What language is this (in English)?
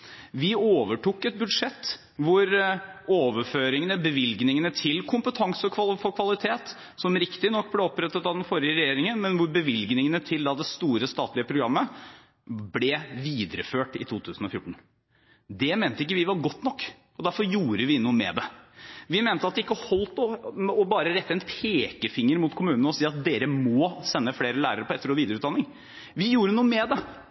Norwegian Bokmål